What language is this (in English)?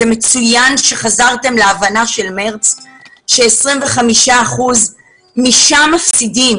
Hebrew